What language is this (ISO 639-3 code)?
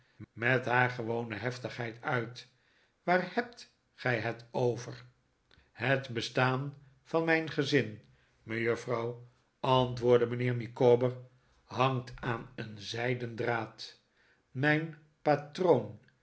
nld